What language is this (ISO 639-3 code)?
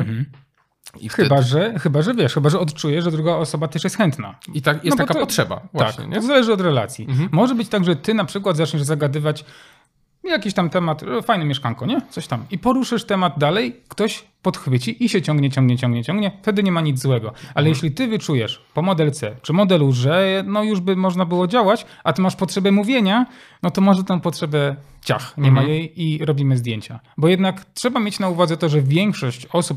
pol